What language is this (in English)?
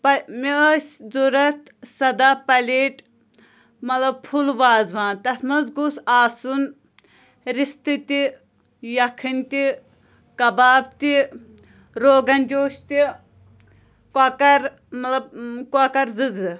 Kashmiri